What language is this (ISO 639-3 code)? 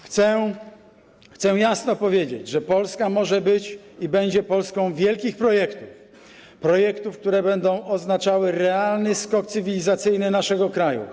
pol